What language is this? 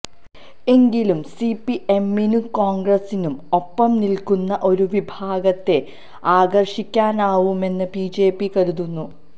Malayalam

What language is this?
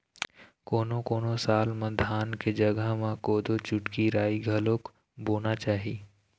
Chhattisgarhi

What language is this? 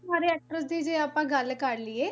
Punjabi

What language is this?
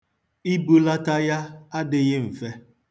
Igbo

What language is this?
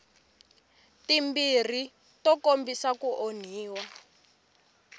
Tsonga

